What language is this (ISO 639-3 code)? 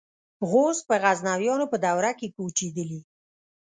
pus